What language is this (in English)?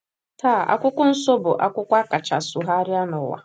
Igbo